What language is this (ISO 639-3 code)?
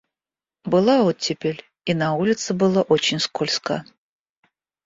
rus